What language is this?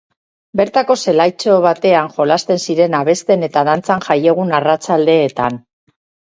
Basque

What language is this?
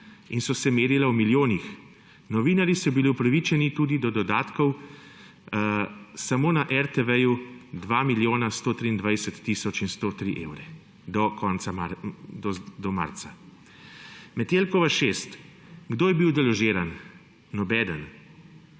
Slovenian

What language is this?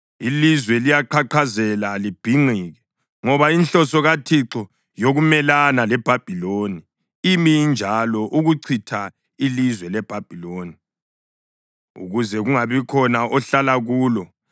North Ndebele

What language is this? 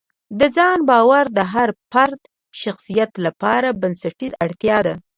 Pashto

